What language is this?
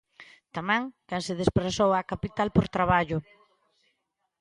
Galician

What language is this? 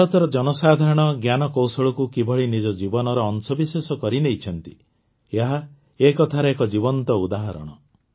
Odia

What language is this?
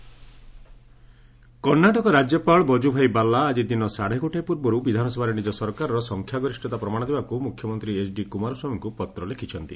Odia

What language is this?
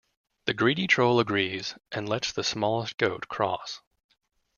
English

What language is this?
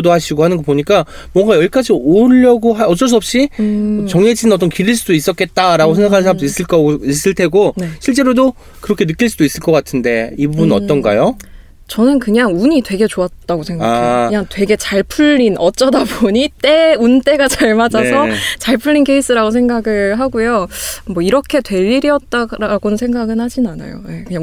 Korean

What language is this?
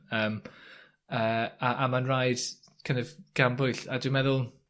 Welsh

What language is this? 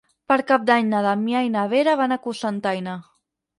Catalan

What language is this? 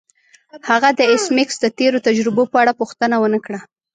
Pashto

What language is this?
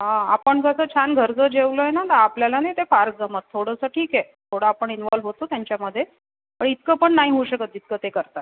Marathi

